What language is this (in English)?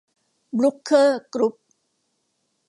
Thai